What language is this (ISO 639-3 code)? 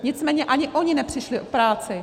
ces